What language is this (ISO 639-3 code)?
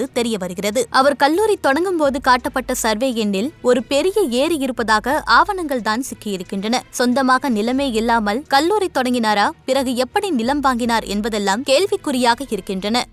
tam